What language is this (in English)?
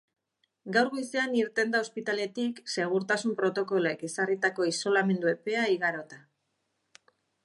Basque